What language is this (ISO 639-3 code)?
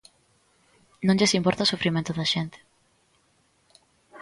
glg